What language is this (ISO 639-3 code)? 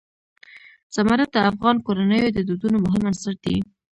pus